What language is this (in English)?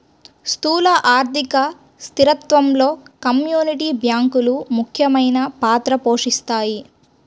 Telugu